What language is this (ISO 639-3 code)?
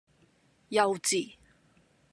yue